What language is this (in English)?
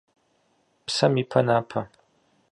Kabardian